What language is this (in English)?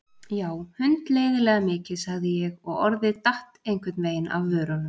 Icelandic